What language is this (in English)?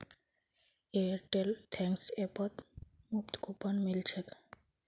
Magahi